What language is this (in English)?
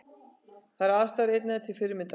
Icelandic